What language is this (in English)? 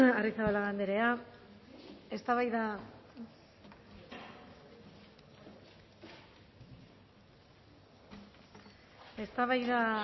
Basque